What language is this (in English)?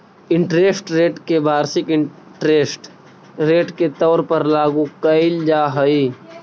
Magahi